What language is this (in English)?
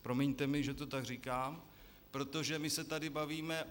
Czech